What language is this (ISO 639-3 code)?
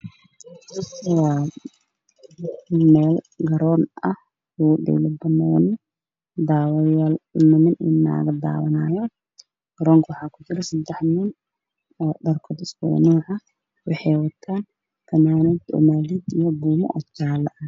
som